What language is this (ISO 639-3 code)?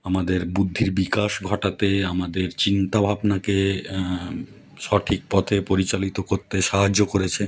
ben